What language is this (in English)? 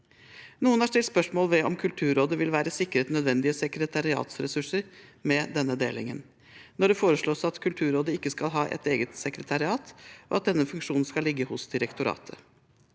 Norwegian